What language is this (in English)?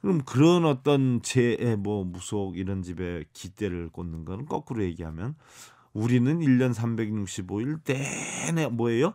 Korean